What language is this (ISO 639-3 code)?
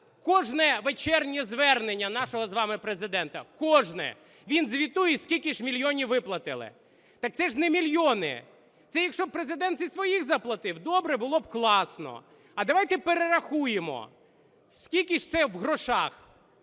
ukr